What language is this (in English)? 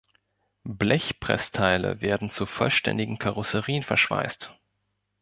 German